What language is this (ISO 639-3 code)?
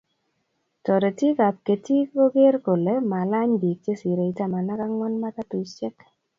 kln